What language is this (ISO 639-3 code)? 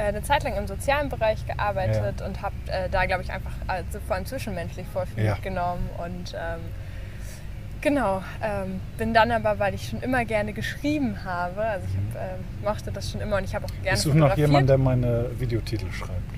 deu